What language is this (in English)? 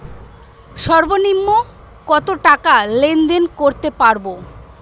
Bangla